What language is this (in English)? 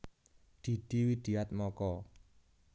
Javanese